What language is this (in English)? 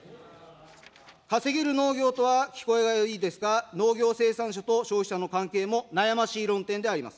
Japanese